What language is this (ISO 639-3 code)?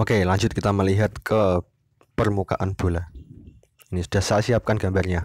ind